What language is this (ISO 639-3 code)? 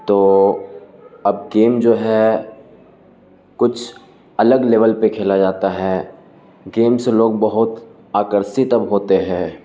urd